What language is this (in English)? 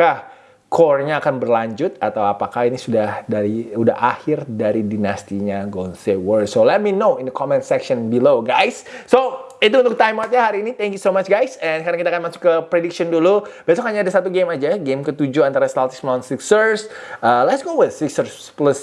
Indonesian